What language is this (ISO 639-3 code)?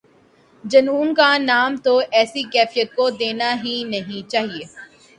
urd